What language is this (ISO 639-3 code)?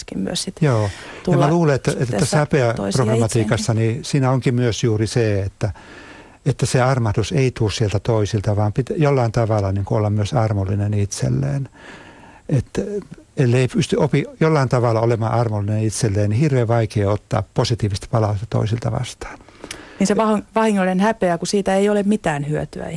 fin